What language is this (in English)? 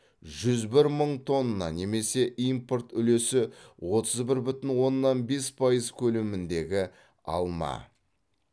Kazakh